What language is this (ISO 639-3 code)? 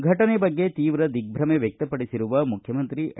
kan